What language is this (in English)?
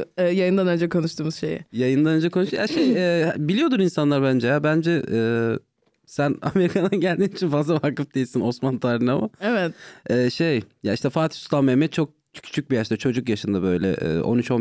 Turkish